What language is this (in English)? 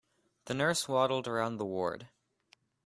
English